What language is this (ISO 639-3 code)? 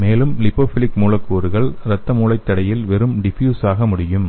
tam